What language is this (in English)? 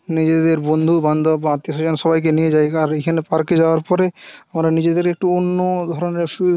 Bangla